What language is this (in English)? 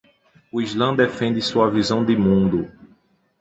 Portuguese